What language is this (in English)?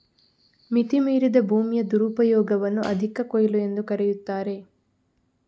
Kannada